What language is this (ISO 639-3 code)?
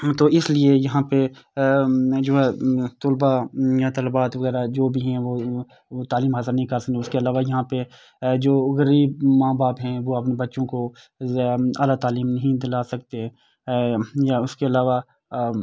urd